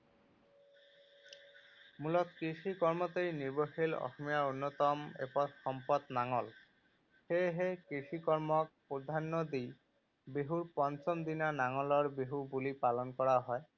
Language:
Assamese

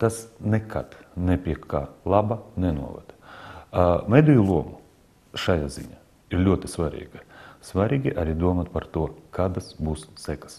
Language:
Latvian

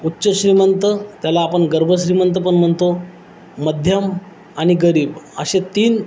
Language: Marathi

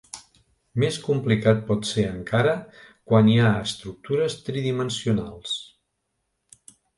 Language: Catalan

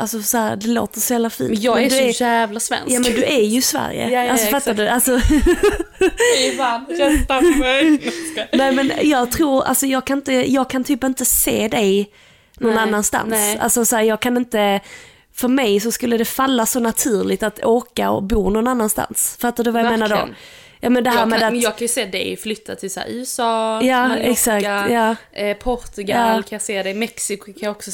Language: Swedish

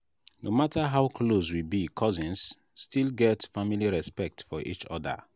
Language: Nigerian Pidgin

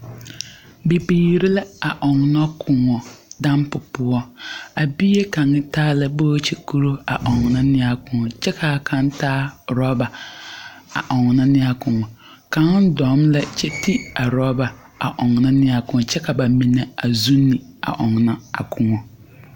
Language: Southern Dagaare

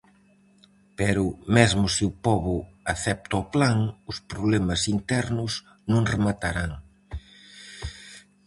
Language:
Galician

